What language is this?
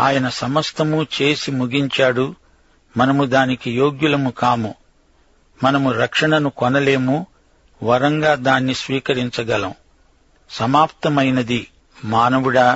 Telugu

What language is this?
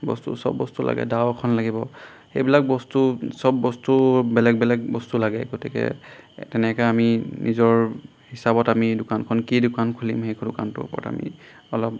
Assamese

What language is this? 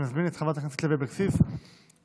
Hebrew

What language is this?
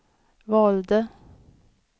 Swedish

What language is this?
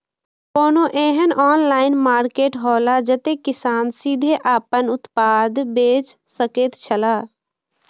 Maithili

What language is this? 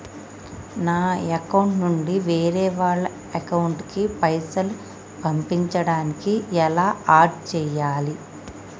Telugu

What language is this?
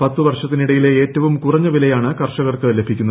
Malayalam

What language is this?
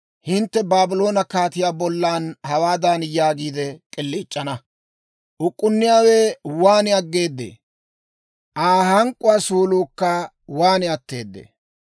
Dawro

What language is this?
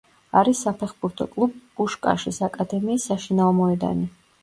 Georgian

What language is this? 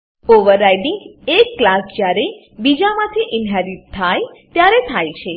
Gujarati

